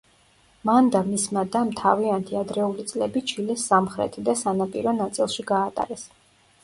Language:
Georgian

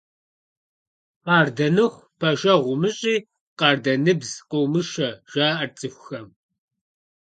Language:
Kabardian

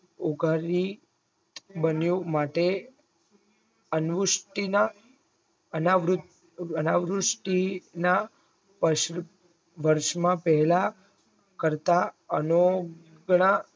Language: Gujarati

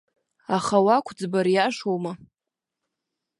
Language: Abkhazian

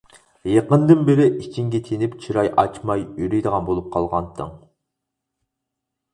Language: Uyghur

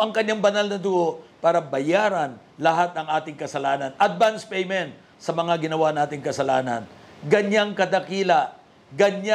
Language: Filipino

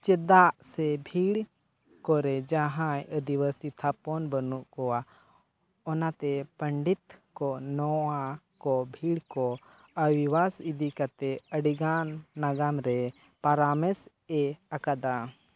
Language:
Santali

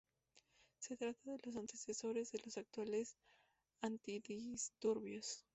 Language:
Spanish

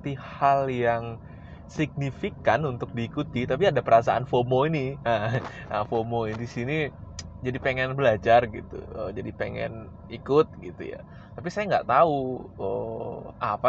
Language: Indonesian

